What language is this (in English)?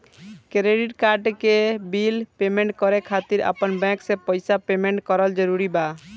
Bhojpuri